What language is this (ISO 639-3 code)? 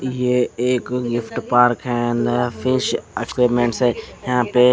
hin